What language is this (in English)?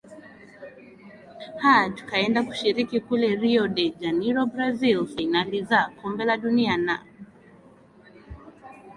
Swahili